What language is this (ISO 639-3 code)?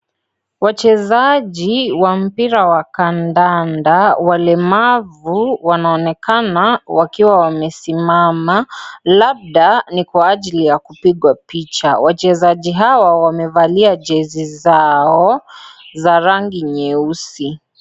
swa